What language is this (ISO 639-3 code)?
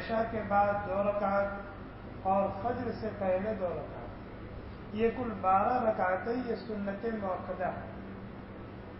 ara